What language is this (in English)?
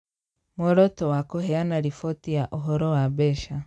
Kikuyu